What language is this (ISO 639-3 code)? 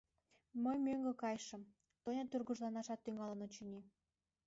chm